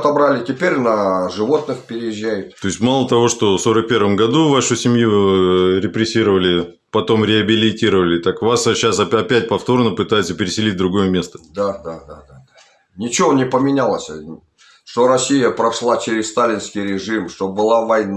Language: Russian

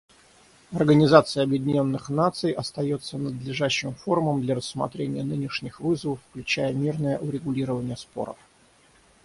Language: Russian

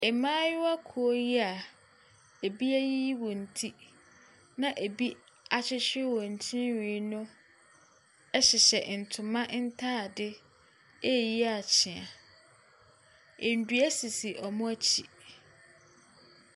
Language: Akan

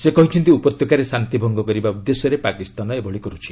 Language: Odia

